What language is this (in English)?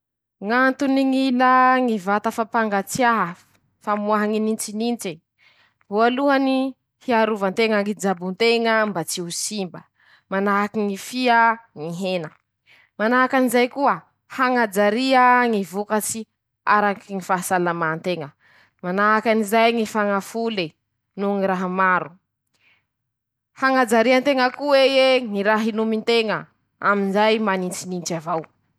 Masikoro Malagasy